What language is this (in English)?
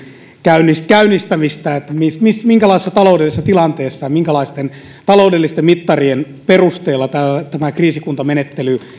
Finnish